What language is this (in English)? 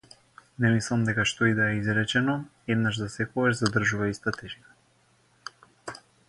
Macedonian